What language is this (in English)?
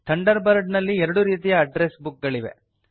Kannada